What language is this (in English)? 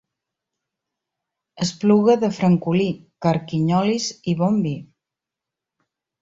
Catalan